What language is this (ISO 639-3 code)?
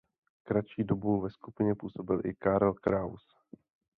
ces